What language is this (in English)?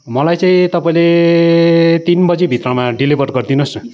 Nepali